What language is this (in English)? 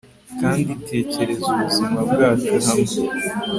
Kinyarwanda